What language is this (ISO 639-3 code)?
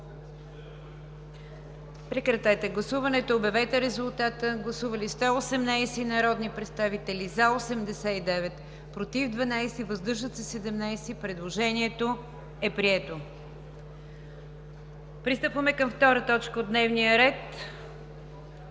bul